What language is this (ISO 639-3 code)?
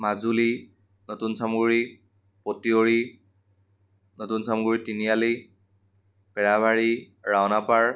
asm